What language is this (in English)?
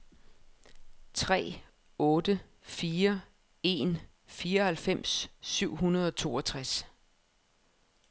Danish